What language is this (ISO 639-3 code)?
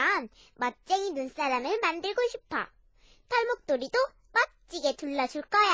kor